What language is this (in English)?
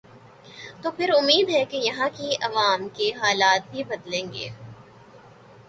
Urdu